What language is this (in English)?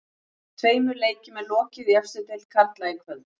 Icelandic